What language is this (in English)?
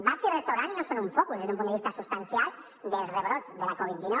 Catalan